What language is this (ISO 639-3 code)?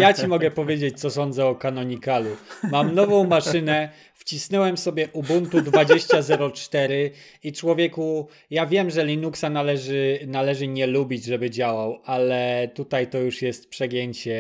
pol